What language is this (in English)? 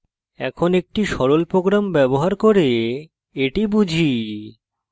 Bangla